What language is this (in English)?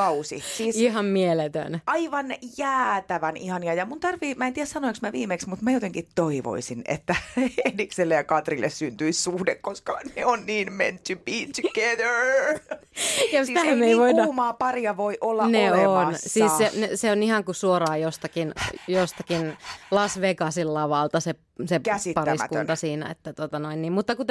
Finnish